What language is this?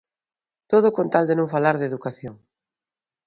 Galician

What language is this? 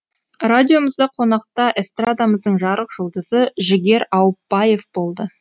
Kazakh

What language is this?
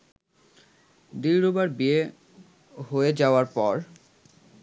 Bangla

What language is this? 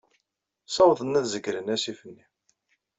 Kabyle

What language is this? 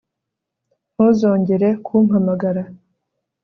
Kinyarwanda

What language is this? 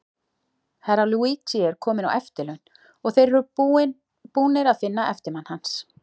Icelandic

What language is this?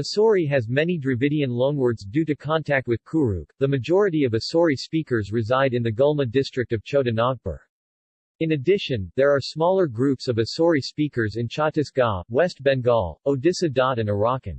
English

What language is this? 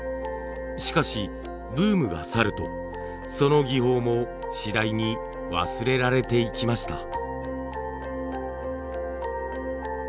Japanese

